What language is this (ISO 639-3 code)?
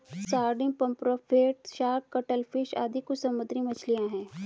hin